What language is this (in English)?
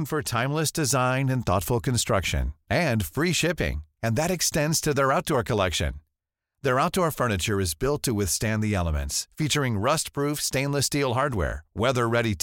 Filipino